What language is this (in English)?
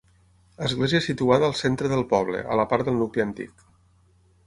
Catalan